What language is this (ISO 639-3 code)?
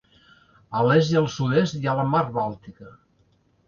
cat